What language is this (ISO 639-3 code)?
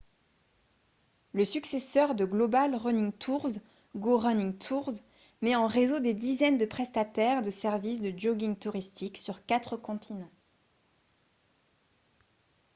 fra